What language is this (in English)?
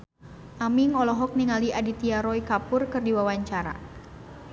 Sundanese